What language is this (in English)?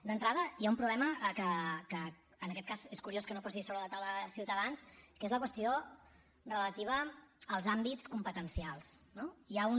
Catalan